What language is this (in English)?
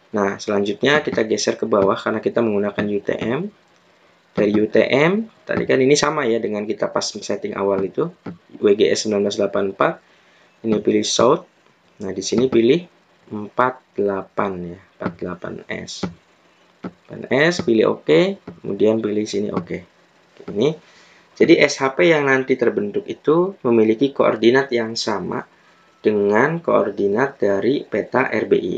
Indonesian